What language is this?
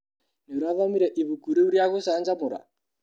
Kikuyu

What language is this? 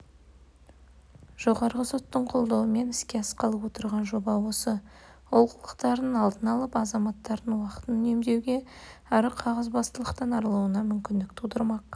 Kazakh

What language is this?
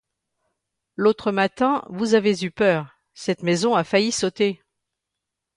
French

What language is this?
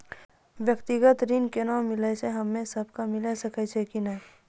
Maithili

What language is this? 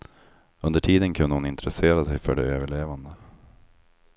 Swedish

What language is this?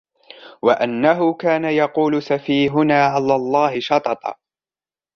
Arabic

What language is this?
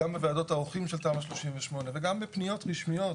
Hebrew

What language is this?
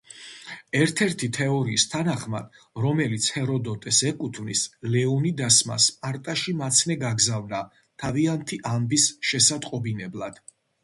Georgian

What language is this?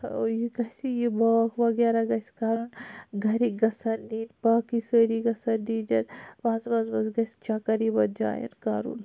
Kashmiri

